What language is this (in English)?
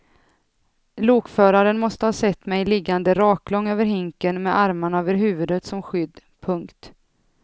Swedish